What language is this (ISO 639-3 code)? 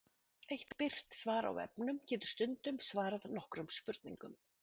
isl